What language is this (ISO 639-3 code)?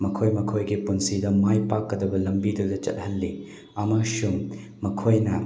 mni